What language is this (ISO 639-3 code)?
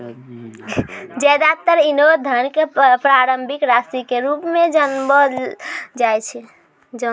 mai